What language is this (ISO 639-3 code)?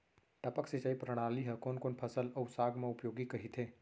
hne